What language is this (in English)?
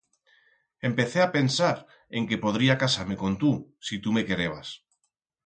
Aragonese